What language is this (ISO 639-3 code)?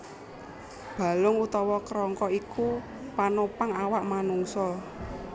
jav